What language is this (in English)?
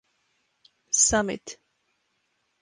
English